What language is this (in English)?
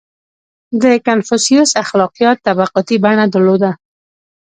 Pashto